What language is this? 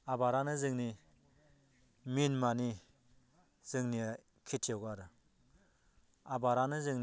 Bodo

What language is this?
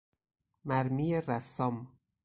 Persian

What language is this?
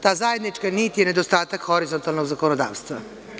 Serbian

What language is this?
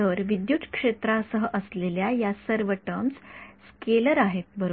Marathi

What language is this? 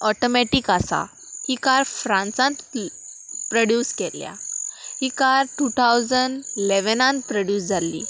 Konkani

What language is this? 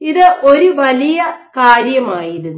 Malayalam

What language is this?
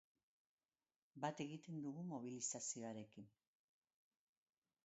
Basque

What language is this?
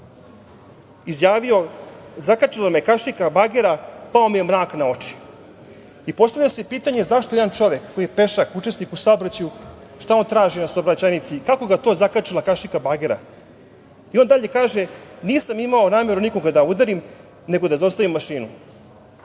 Serbian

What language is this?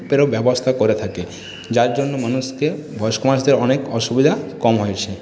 Bangla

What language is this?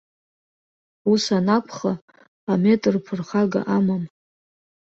Abkhazian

